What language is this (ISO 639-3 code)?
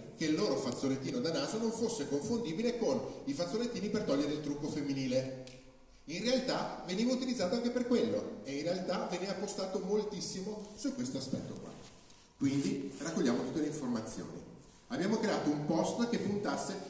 ita